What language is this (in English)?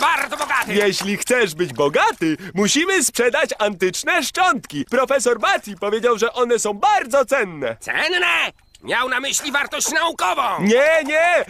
Polish